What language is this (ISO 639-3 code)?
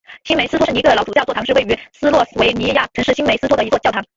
zho